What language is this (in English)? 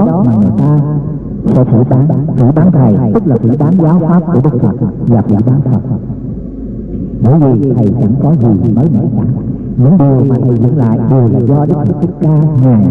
Vietnamese